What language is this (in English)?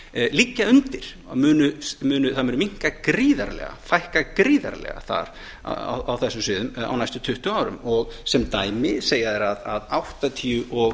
Icelandic